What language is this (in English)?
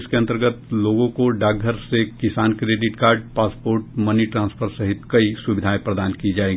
Hindi